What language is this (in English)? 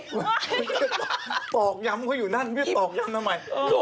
Thai